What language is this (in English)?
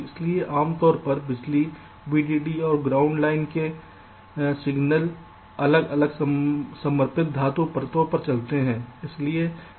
Hindi